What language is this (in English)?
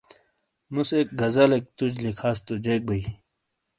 Shina